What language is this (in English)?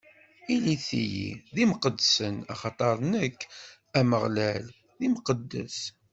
Kabyle